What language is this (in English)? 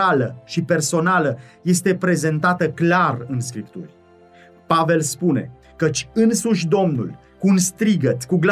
Romanian